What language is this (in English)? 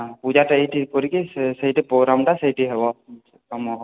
Odia